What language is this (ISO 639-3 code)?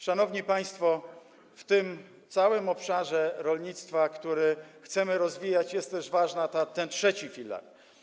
pol